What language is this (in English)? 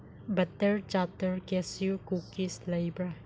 Manipuri